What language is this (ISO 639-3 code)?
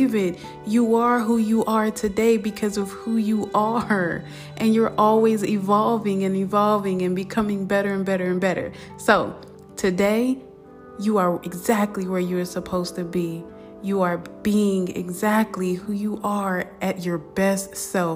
eng